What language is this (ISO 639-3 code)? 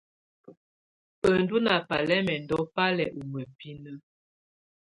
tvu